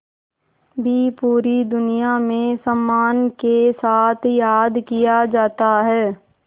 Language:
Hindi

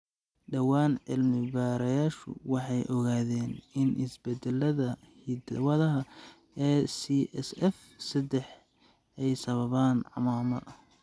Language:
Somali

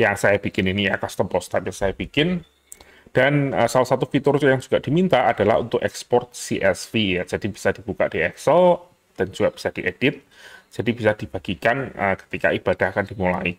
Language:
Indonesian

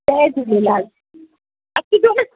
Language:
Sindhi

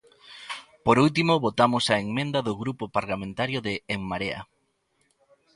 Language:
Galician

